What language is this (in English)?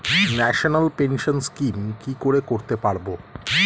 Bangla